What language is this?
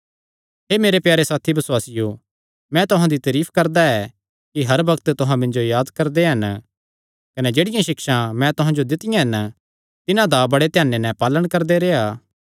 Kangri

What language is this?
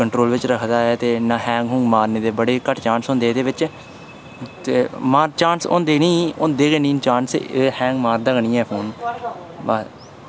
Dogri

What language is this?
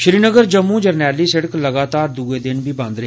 Dogri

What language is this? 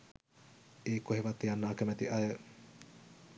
Sinhala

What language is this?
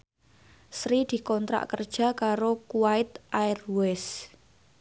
Javanese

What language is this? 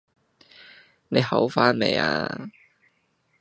Cantonese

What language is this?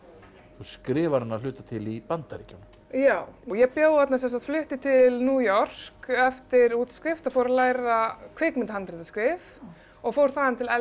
Icelandic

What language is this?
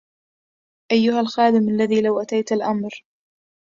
Arabic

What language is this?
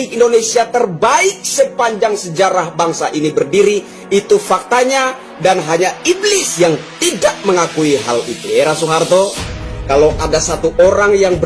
Indonesian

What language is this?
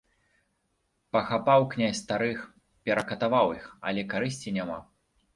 Belarusian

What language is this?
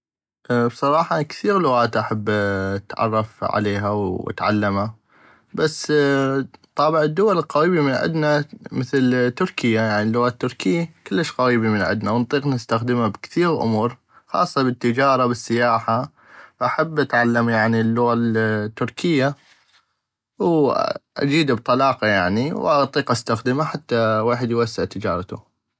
North Mesopotamian Arabic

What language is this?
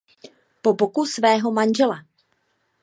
Czech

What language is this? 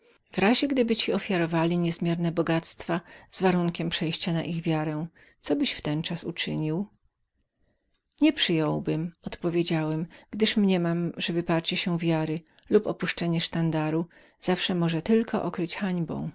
Polish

